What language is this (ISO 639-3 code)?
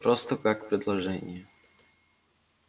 rus